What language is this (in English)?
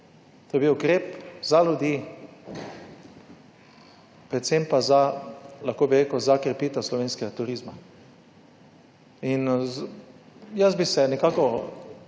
Slovenian